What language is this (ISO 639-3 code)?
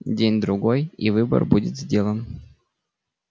rus